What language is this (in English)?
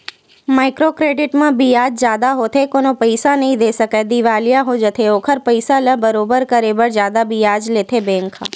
Chhattisgarhi